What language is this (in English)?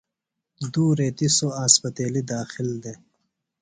Phalura